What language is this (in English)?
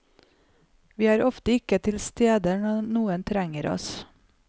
Norwegian